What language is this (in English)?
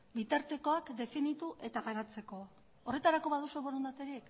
Basque